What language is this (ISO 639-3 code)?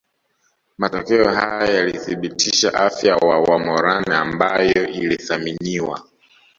swa